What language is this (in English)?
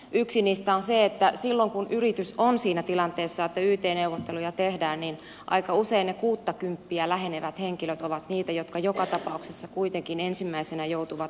Finnish